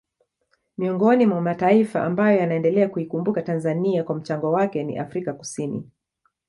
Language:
Swahili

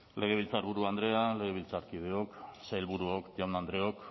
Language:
Basque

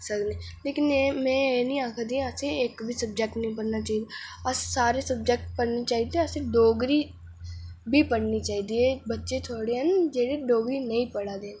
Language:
Dogri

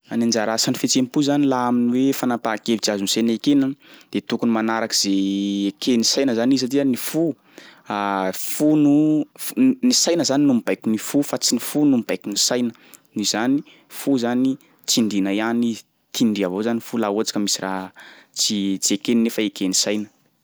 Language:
Sakalava Malagasy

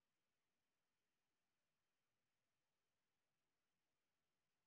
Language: Russian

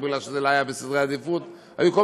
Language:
Hebrew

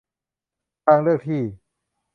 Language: Thai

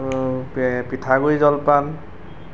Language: Assamese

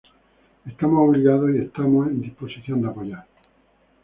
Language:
Spanish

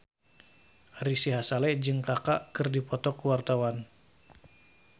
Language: Sundanese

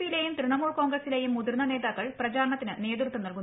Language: Malayalam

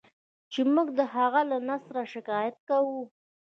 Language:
Pashto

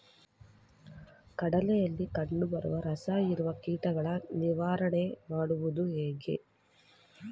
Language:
Kannada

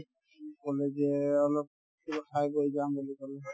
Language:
Assamese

